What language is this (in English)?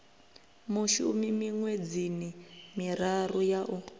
Venda